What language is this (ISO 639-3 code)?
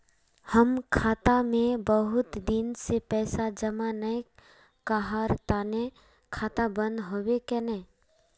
mag